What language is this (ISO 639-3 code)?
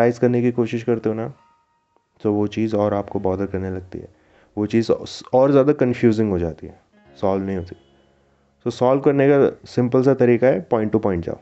hin